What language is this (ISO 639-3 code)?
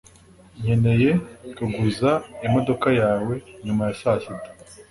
kin